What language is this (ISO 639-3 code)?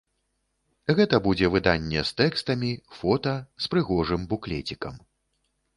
bel